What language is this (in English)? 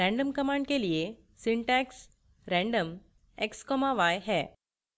Hindi